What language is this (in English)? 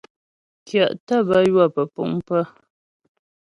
Ghomala